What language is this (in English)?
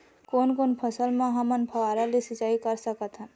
Chhattisgarhi